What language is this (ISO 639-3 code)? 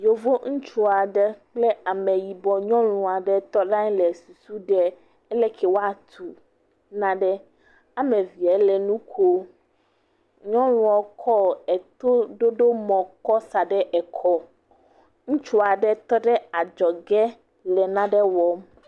ewe